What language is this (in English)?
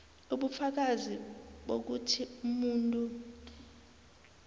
South Ndebele